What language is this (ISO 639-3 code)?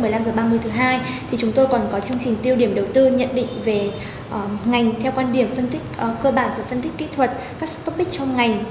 vie